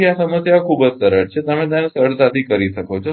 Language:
Gujarati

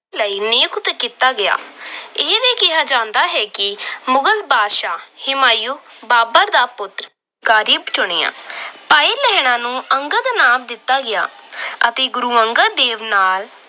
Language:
Punjabi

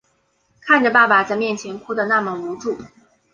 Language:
Chinese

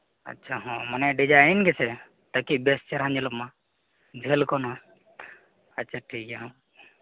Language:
Santali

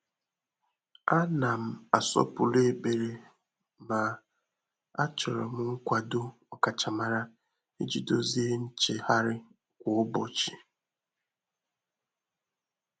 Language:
Igbo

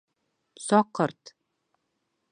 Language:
Bashkir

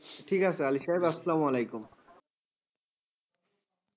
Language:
Bangla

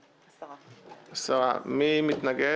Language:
Hebrew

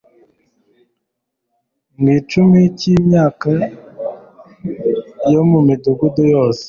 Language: Kinyarwanda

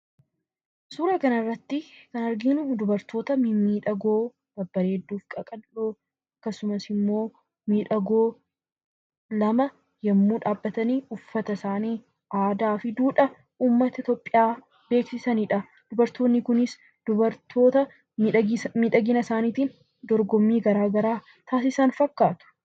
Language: Oromo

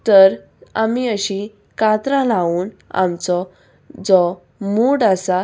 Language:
Konkani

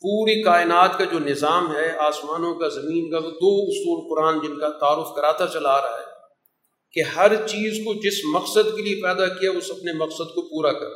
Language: Urdu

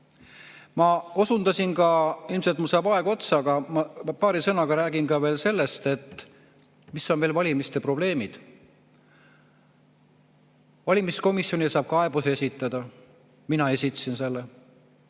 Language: Estonian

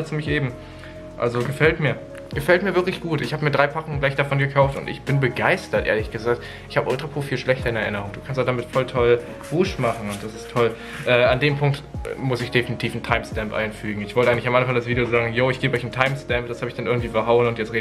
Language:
German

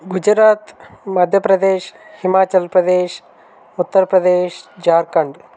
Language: Telugu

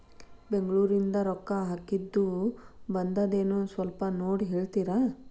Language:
Kannada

